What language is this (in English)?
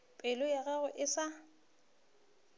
Northern Sotho